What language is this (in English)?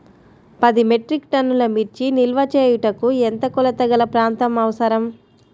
Telugu